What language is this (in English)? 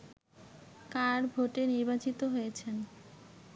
Bangla